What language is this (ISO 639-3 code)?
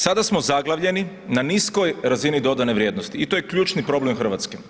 hrv